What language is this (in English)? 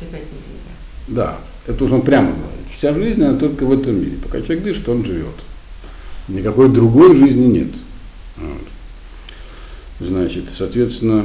Russian